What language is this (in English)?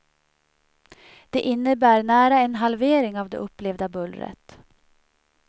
Swedish